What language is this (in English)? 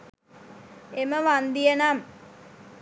Sinhala